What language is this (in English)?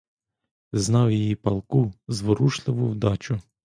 Ukrainian